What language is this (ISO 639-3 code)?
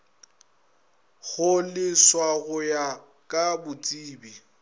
nso